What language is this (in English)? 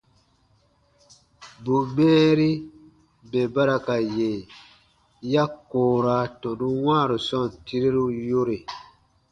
Baatonum